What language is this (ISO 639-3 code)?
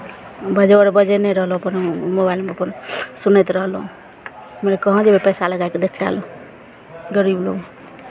mai